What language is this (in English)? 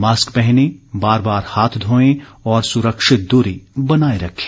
Hindi